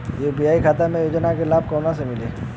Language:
Bhojpuri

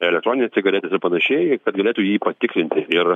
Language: Lithuanian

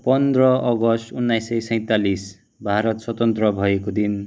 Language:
Nepali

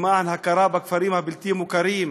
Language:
Hebrew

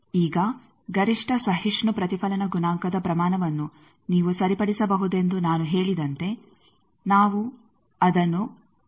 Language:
Kannada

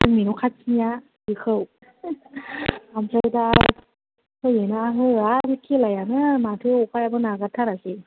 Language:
Bodo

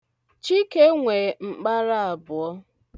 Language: Igbo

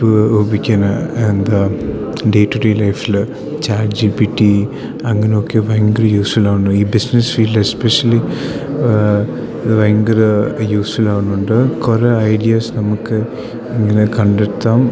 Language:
Malayalam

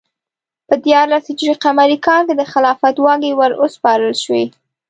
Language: Pashto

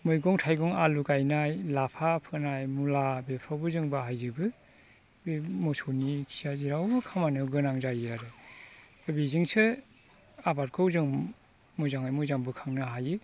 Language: Bodo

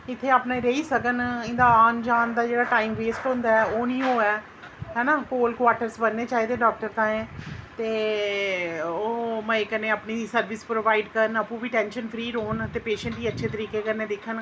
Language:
Dogri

